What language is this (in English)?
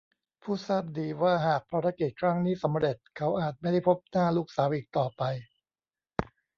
Thai